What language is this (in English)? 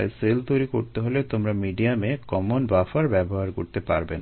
Bangla